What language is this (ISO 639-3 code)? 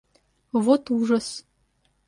rus